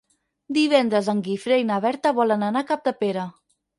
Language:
Catalan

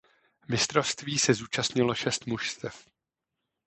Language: Czech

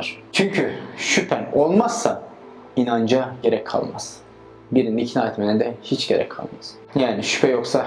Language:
Turkish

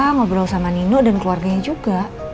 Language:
Indonesian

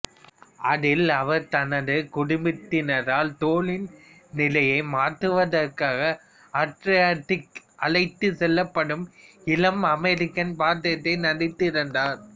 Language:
Tamil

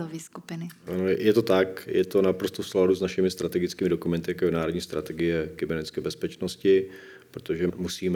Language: Czech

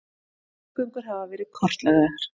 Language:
Icelandic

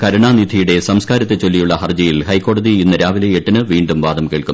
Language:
Malayalam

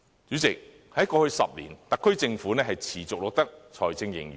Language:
Cantonese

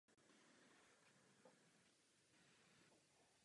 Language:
Czech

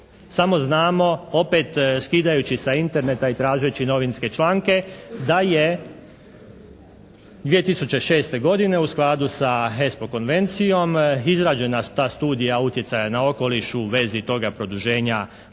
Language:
Croatian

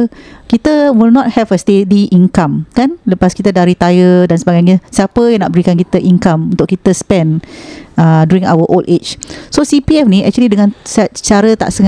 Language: Malay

